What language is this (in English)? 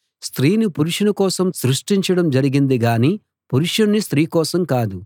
Telugu